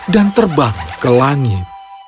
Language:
Indonesian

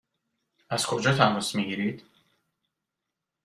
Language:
Persian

